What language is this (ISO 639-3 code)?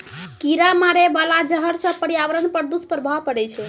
mai